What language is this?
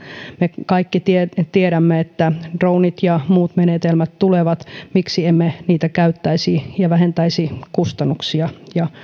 Finnish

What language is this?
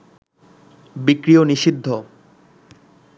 Bangla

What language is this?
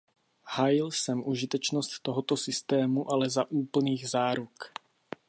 Czech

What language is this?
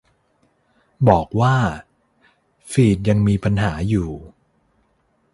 Thai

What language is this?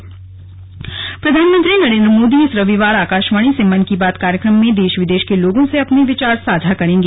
Hindi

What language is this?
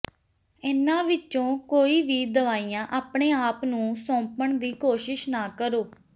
Punjabi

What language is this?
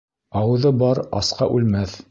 Bashkir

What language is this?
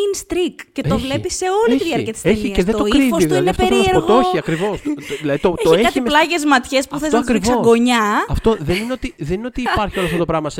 Greek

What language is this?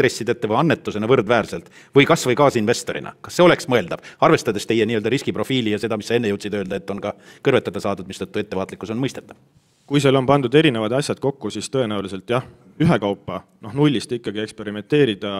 Finnish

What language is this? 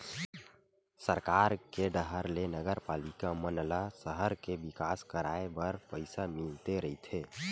Chhattisgarhi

